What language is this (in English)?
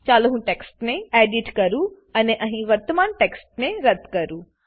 Gujarati